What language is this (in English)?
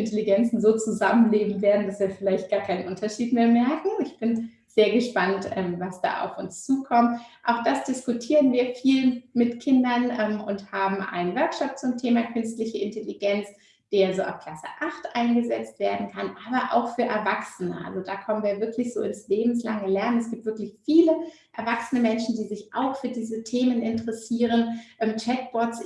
German